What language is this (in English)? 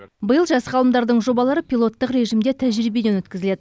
Kazakh